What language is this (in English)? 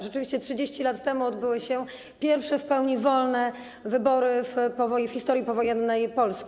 Polish